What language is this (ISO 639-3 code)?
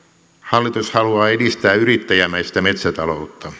fin